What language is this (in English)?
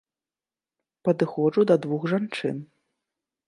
Belarusian